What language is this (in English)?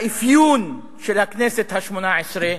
Hebrew